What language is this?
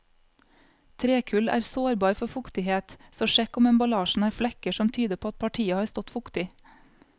Norwegian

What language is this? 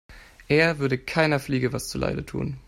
German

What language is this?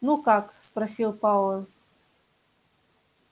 Russian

